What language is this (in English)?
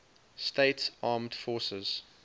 English